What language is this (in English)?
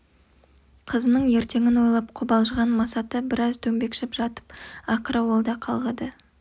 Kazakh